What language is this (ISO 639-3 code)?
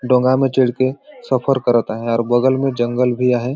sck